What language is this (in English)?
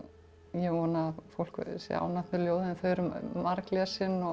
Icelandic